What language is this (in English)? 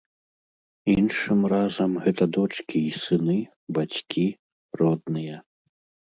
Belarusian